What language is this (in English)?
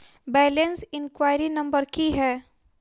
Maithili